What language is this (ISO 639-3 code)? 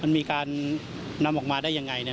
tha